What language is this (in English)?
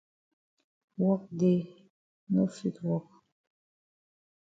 Cameroon Pidgin